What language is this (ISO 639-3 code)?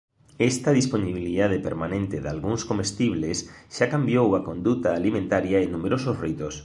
glg